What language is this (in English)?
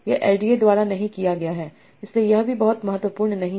Hindi